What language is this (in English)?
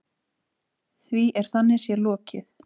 Icelandic